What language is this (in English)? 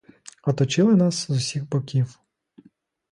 Ukrainian